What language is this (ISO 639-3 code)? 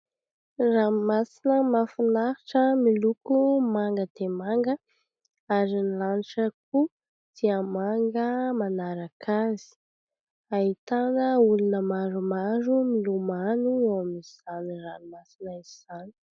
mlg